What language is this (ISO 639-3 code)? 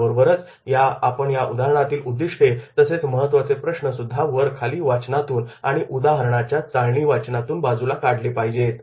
mar